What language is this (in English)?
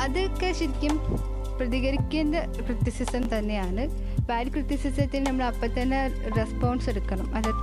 Malayalam